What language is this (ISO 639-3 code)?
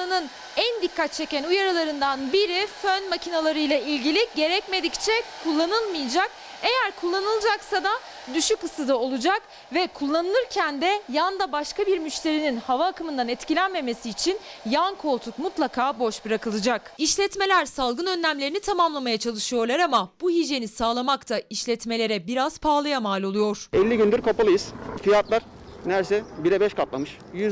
tur